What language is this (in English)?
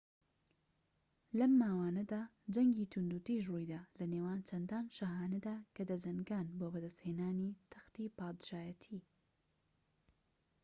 Central Kurdish